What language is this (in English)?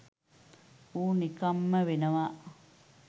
Sinhala